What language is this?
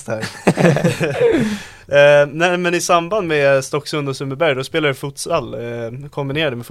Swedish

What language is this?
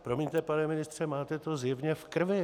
Czech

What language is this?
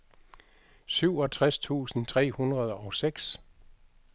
Danish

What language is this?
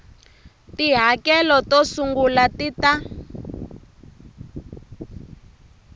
Tsonga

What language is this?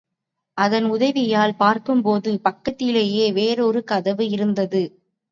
Tamil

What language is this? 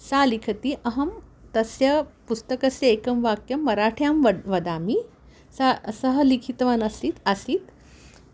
Sanskrit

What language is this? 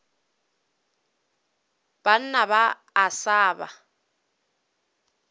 Northern Sotho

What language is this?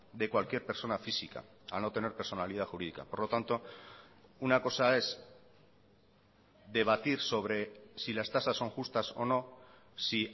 Spanish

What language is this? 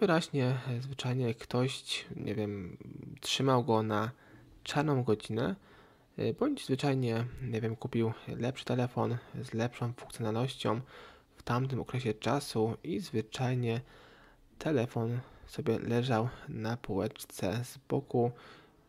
Polish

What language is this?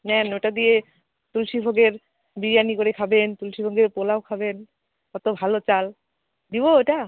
Bangla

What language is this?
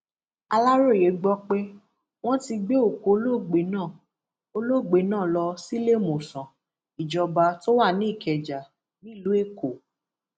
Yoruba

